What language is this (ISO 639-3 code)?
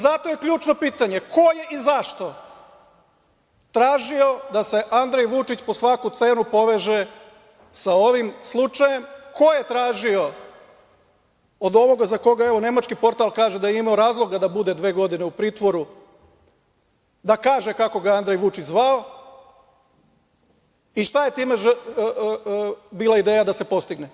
srp